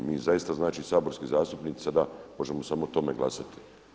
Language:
Croatian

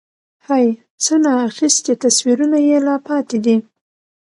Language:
Pashto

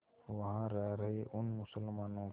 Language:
Hindi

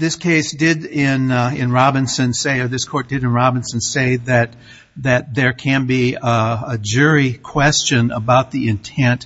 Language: English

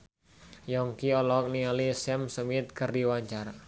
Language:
Sundanese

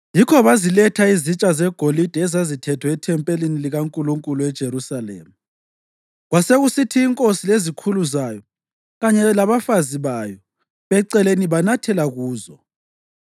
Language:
North Ndebele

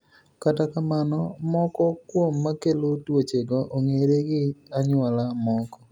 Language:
Luo (Kenya and Tanzania)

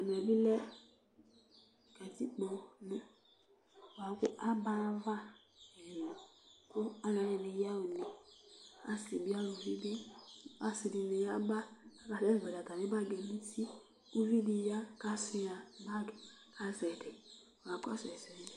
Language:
Ikposo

